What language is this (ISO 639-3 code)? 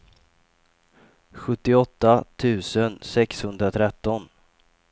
swe